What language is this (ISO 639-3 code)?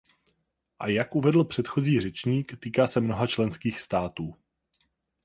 ces